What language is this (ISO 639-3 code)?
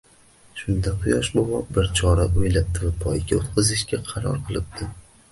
uzb